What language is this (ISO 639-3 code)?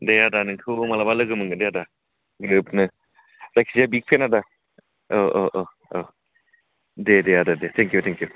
brx